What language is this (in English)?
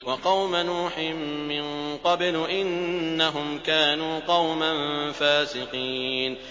Arabic